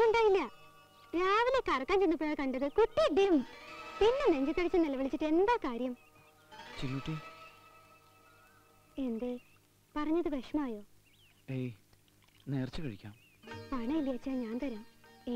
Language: Indonesian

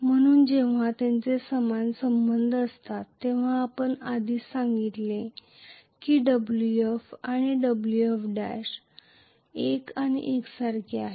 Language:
Marathi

